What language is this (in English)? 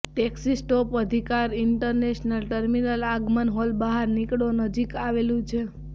Gujarati